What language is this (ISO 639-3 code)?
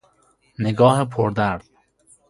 fas